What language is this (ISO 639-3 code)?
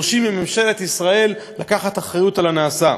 heb